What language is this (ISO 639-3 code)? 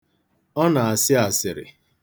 ibo